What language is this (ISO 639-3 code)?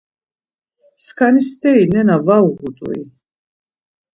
lzz